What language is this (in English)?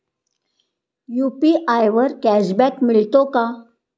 Marathi